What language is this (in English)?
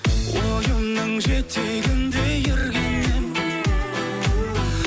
Kazakh